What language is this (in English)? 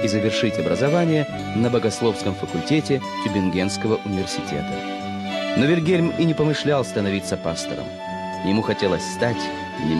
Russian